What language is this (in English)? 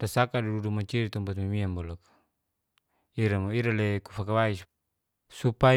Geser-Gorom